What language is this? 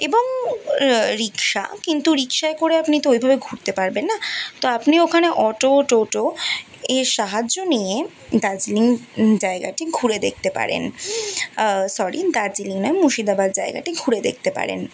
Bangla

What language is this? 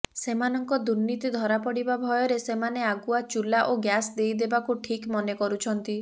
Odia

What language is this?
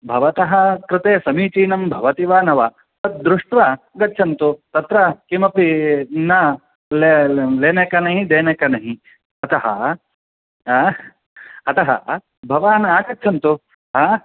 Sanskrit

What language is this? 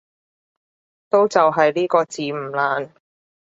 Cantonese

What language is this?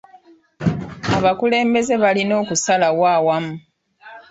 Ganda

